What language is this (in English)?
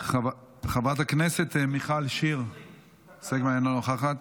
Hebrew